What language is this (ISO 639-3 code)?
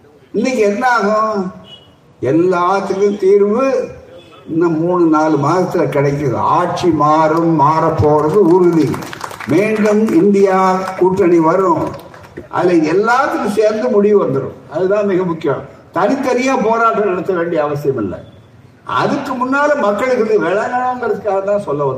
tam